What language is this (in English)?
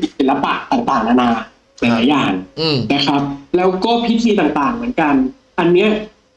Thai